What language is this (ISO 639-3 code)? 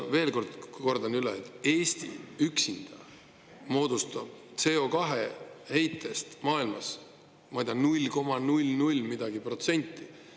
est